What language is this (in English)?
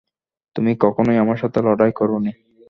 Bangla